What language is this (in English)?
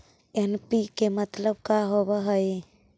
Magahi